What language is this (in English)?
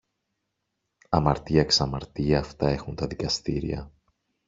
Greek